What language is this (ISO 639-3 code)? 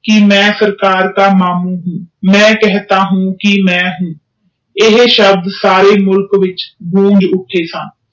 pan